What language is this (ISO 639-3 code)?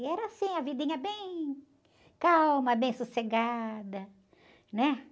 por